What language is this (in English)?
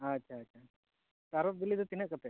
Santali